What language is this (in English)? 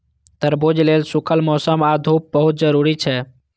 Maithili